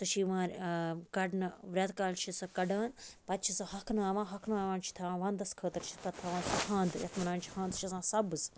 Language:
Kashmiri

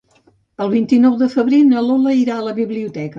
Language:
Catalan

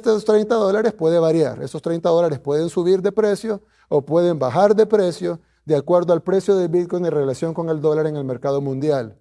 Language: Spanish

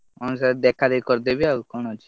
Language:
Odia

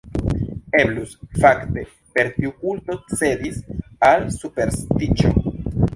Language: Esperanto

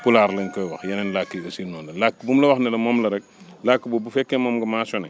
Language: Wolof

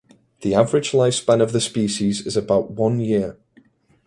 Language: English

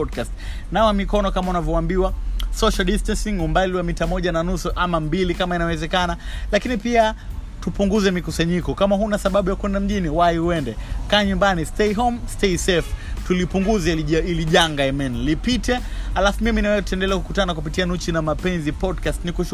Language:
Swahili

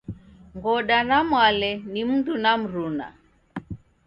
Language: Taita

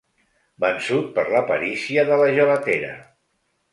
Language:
Catalan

